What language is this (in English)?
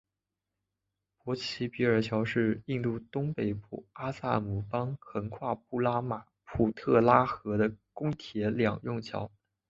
Chinese